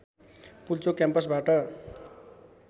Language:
Nepali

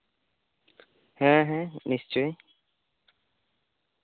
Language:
Santali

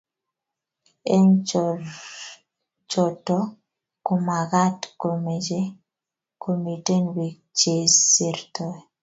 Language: Kalenjin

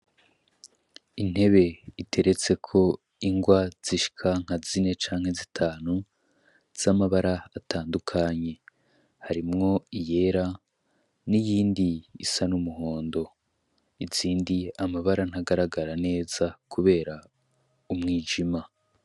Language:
Rundi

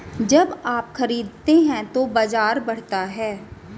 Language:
Hindi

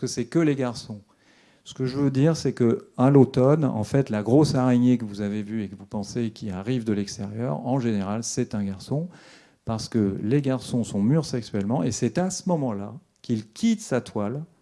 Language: French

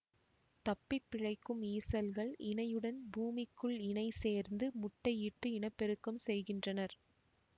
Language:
Tamil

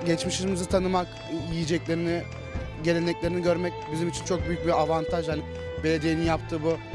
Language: Turkish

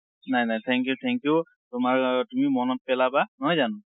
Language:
Assamese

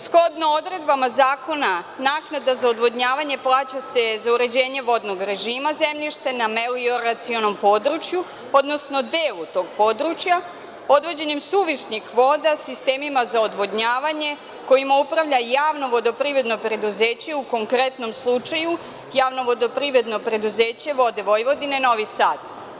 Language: Serbian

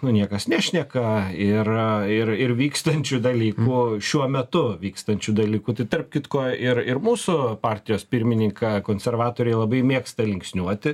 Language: Lithuanian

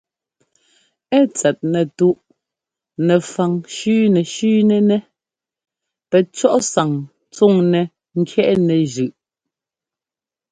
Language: Ngomba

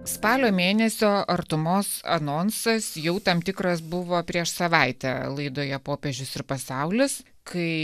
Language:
Lithuanian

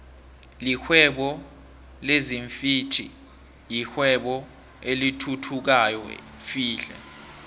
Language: South Ndebele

